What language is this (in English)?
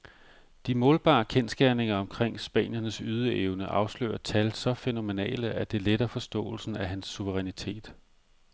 Danish